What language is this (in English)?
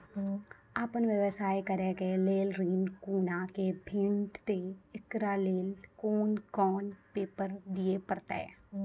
Maithili